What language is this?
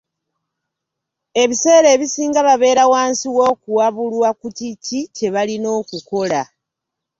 Ganda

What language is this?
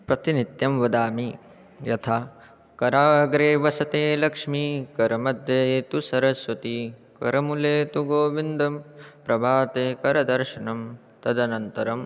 Sanskrit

